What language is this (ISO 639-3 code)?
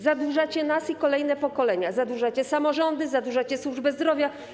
pol